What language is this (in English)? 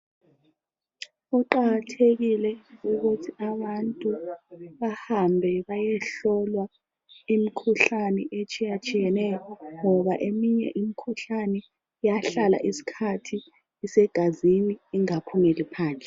North Ndebele